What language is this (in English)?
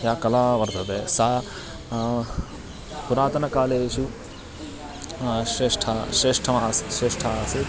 Sanskrit